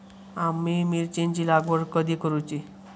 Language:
Marathi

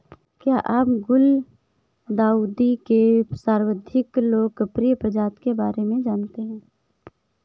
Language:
Hindi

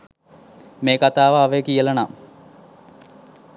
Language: Sinhala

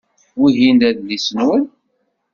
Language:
Kabyle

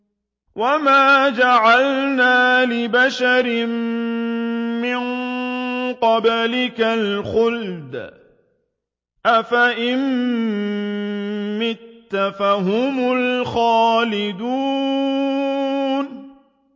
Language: Arabic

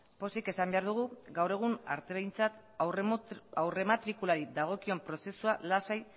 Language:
Basque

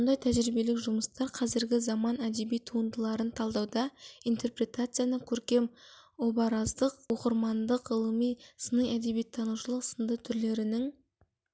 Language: Kazakh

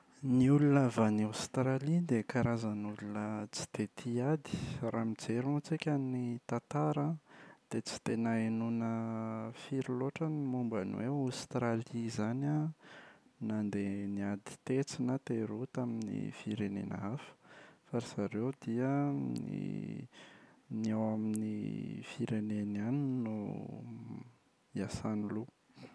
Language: Malagasy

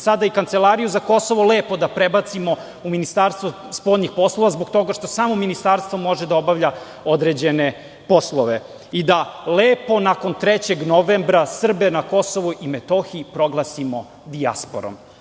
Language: Serbian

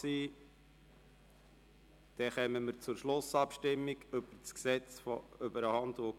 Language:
Swiss German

